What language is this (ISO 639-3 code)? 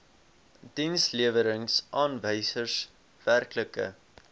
afr